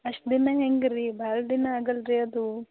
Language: Kannada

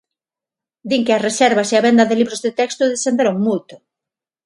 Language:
Galician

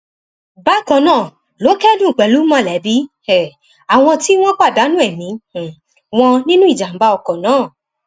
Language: Yoruba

